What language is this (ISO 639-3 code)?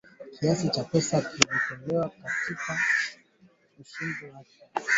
swa